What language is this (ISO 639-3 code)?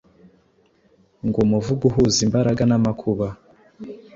kin